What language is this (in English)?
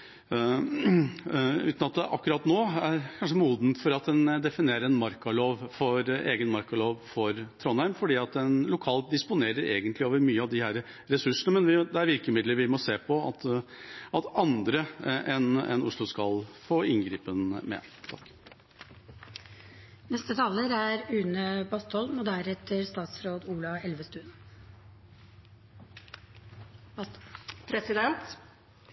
Norwegian Bokmål